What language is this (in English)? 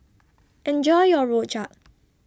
English